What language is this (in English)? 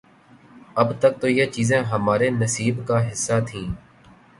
Urdu